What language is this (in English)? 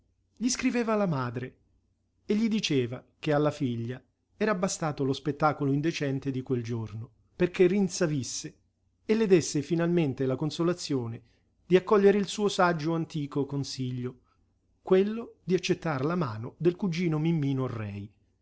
Italian